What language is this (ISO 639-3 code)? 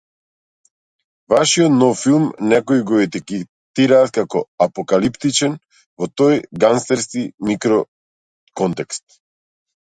mkd